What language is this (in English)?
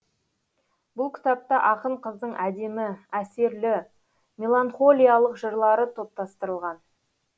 Kazakh